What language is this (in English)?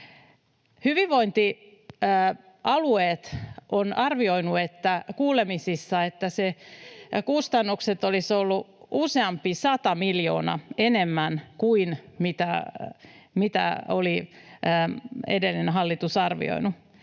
Finnish